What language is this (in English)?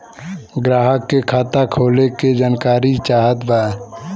Bhojpuri